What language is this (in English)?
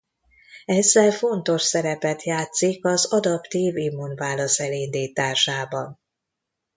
Hungarian